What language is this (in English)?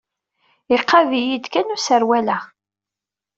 Kabyle